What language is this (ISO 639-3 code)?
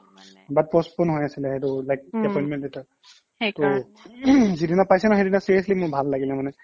asm